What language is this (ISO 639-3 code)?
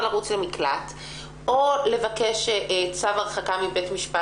heb